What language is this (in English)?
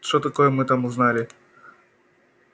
Russian